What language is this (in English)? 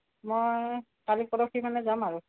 Assamese